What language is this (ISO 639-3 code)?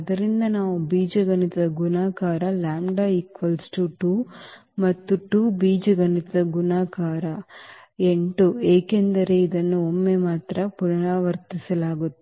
kan